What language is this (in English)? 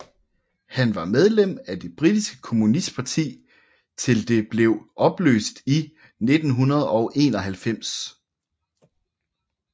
Danish